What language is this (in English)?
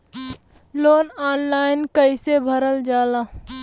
Bhojpuri